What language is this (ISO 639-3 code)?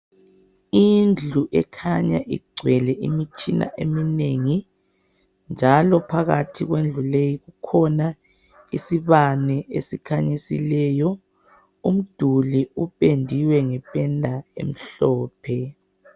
nde